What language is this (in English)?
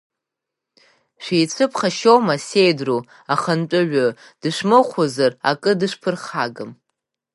Abkhazian